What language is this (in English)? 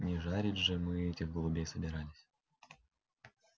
Russian